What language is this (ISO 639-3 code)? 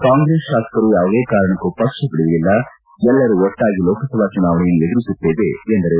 kan